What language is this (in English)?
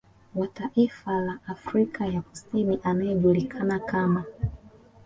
Swahili